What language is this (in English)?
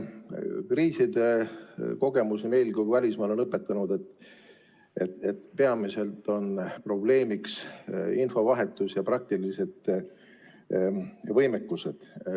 Estonian